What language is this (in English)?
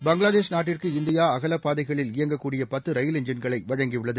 Tamil